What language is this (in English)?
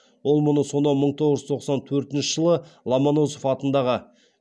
Kazakh